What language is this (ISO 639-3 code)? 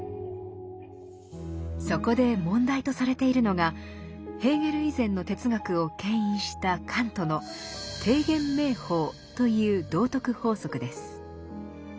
jpn